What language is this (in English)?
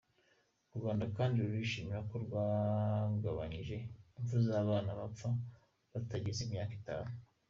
Kinyarwanda